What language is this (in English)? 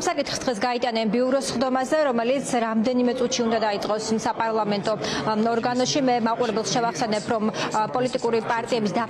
Romanian